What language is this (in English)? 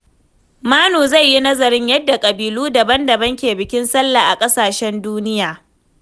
Hausa